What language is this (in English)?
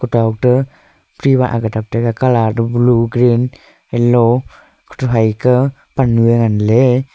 Wancho Naga